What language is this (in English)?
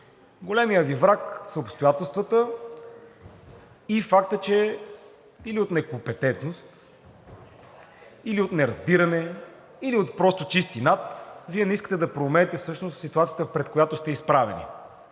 Bulgarian